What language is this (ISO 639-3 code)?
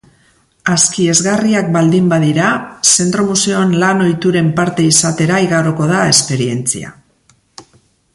eus